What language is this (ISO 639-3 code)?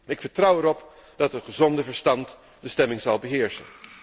nld